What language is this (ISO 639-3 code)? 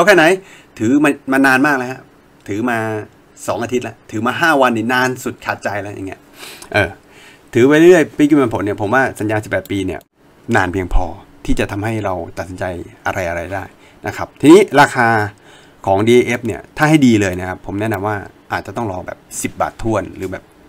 tha